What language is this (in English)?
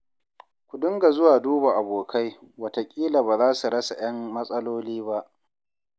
Hausa